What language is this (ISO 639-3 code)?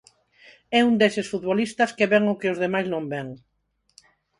glg